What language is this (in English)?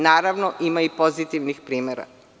Serbian